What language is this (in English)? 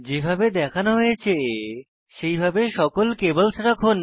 Bangla